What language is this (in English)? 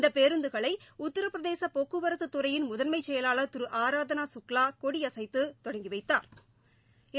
Tamil